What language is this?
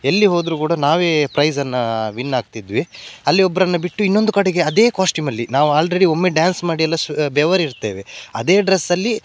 Kannada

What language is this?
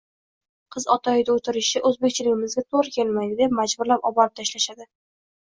Uzbek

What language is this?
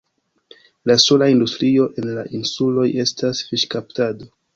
Esperanto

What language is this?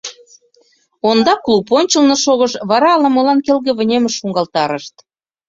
Mari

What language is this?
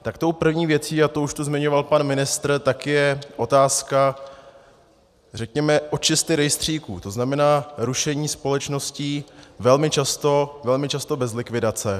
Czech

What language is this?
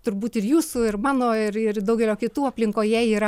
Lithuanian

